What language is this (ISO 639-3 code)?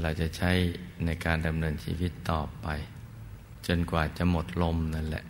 tha